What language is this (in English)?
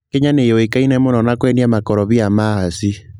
Kikuyu